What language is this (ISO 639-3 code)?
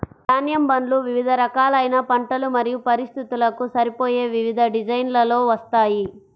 tel